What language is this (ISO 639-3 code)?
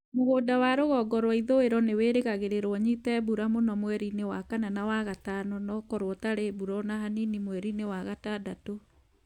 kik